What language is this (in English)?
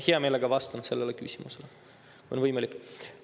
Estonian